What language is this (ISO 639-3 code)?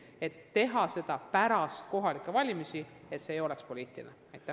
est